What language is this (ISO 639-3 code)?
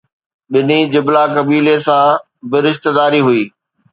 snd